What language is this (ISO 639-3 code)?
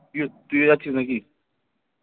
ben